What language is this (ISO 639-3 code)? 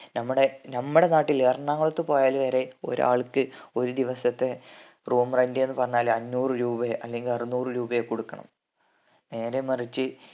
mal